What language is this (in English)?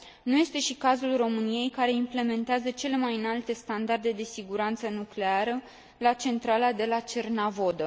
Romanian